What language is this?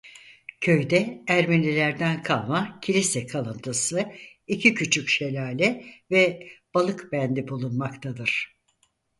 Turkish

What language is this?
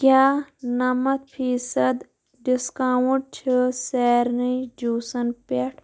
Kashmiri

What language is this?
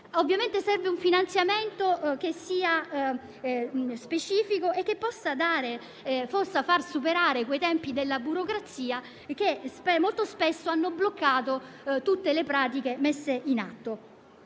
Italian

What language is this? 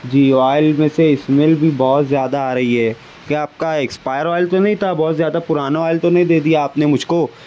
Urdu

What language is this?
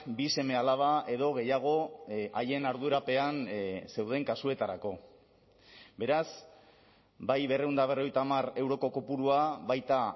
Basque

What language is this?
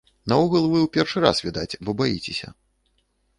Belarusian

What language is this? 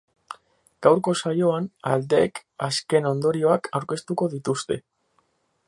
Basque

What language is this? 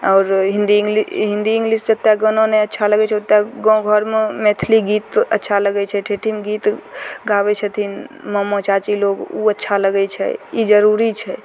Maithili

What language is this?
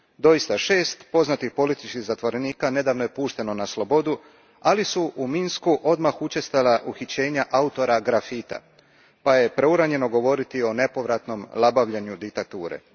Croatian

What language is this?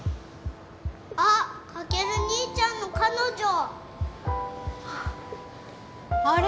Japanese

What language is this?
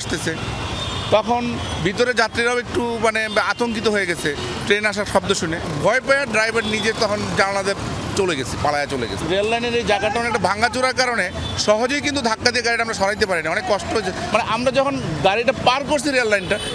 Bangla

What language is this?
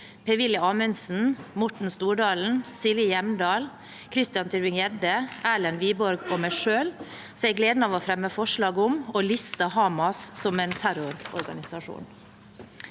Norwegian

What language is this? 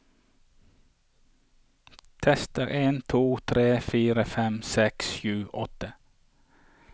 Norwegian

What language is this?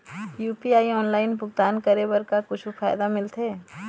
Chhattisgarhi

